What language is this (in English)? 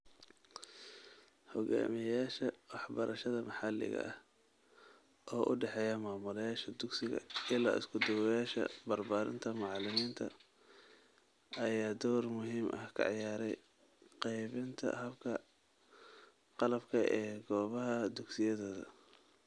Somali